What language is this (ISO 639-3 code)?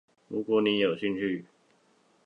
zho